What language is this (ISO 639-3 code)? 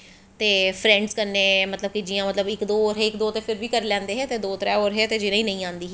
doi